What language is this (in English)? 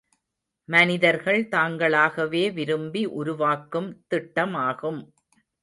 Tamil